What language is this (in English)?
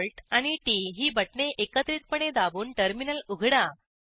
Marathi